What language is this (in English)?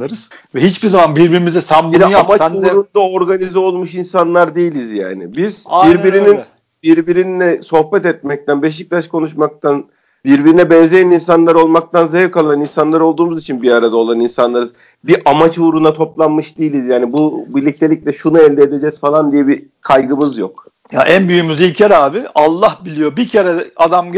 Turkish